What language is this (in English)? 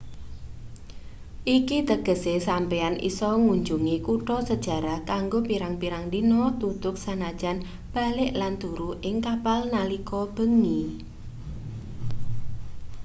Javanese